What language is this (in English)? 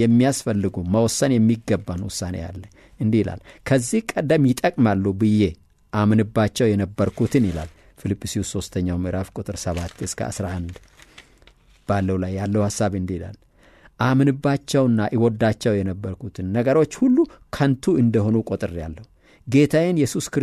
Arabic